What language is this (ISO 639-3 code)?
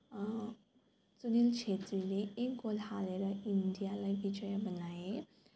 nep